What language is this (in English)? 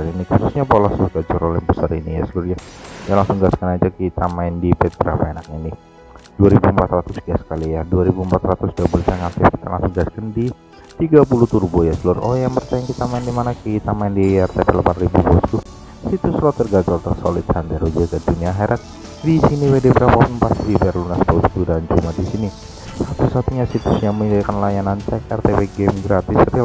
Indonesian